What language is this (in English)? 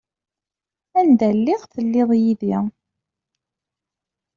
Kabyle